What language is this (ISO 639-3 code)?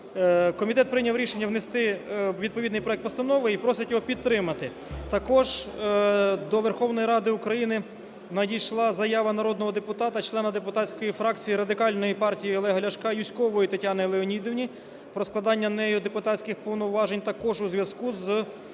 ukr